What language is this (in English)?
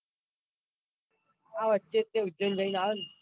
Gujarati